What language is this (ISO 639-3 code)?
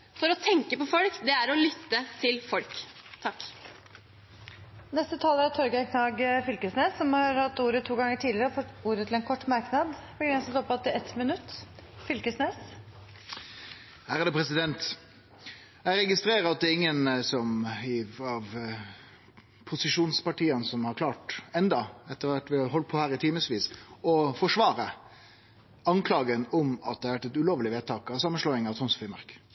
nor